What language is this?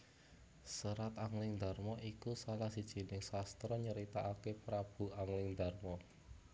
Javanese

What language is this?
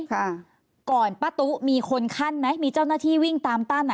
Thai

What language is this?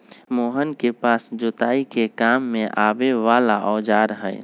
Magahi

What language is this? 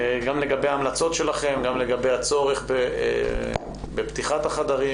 Hebrew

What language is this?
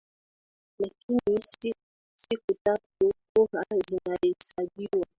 Swahili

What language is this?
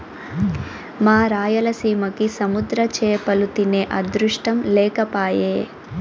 Telugu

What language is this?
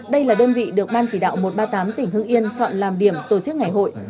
Vietnamese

